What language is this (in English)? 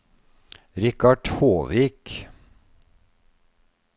Norwegian